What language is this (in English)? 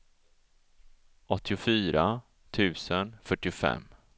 Swedish